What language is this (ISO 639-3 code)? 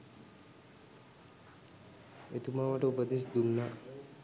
sin